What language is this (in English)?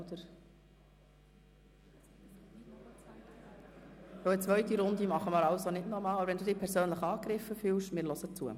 Swiss German